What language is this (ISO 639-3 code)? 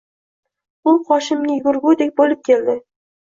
uzb